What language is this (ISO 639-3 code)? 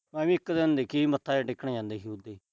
pan